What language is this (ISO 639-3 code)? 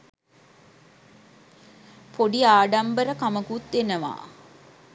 sin